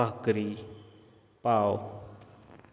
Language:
Marathi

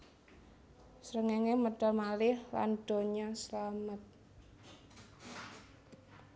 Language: Javanese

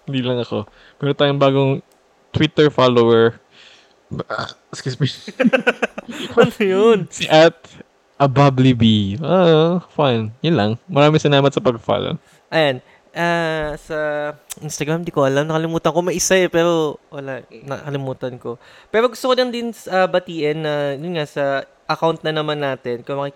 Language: Filipino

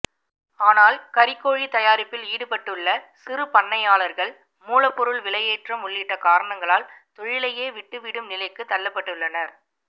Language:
Tamil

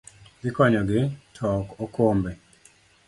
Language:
Luo (Kenya and Tanzania)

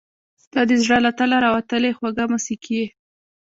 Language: Pashto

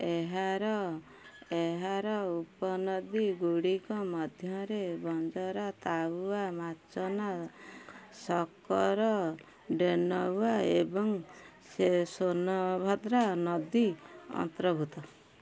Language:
Odia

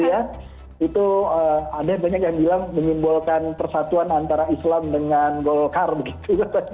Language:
Indonesian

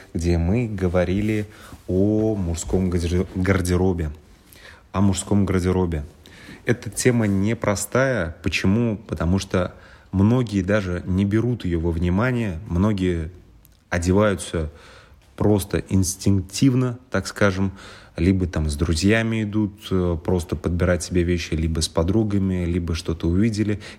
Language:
Russian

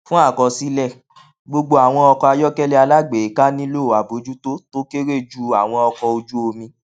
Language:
Yoruba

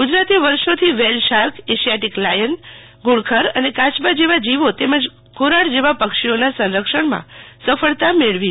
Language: Gujarati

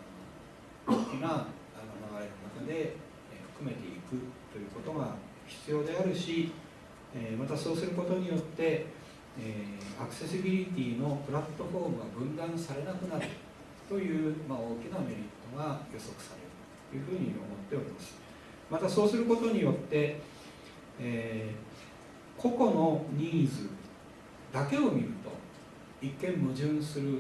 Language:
Japanese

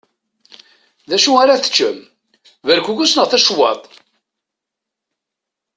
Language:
Kabyle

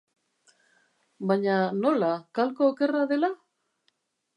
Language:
Basque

